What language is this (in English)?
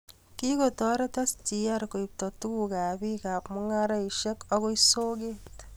Kalenjin